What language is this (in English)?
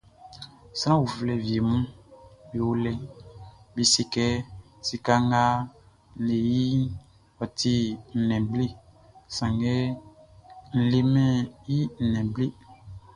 Baoulé